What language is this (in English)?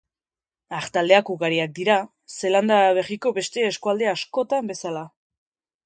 Basque